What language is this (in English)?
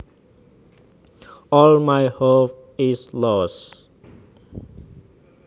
Javanese